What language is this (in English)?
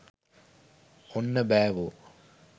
Sinhala